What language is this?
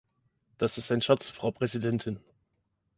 German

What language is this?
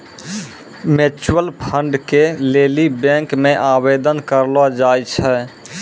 Maithili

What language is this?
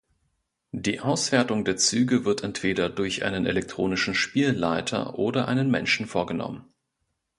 German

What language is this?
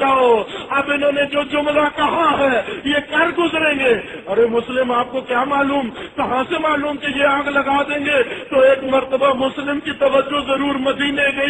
Arabic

